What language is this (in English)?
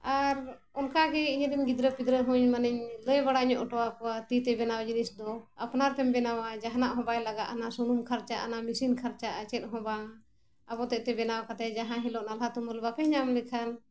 Santali